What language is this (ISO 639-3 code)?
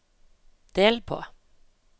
nor